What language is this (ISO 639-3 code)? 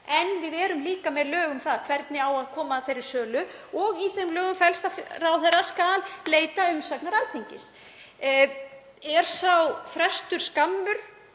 isl